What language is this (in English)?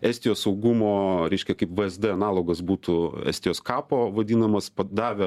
Lithuanian